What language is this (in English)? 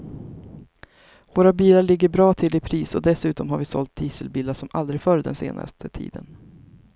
Swedish